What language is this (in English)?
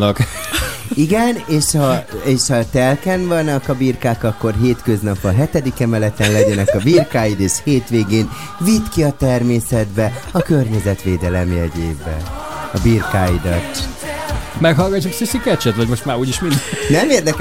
Hungarian